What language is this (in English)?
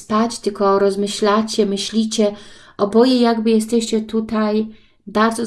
Polish